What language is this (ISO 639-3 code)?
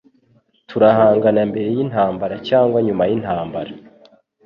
kin